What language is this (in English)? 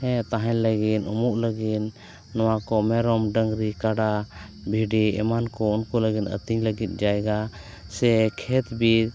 Santali